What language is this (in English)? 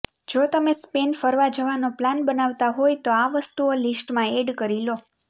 Gujarati